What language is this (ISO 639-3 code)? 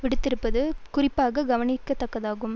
tam